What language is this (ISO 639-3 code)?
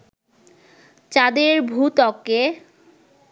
ben